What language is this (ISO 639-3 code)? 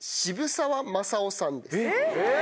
jpn